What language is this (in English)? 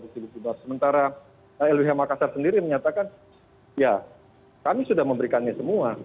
Indonesian